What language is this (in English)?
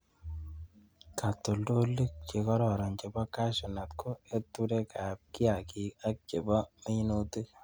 Kalenjin